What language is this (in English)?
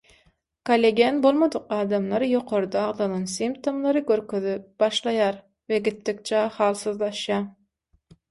Turkmen